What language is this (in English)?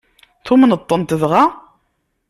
Kabyle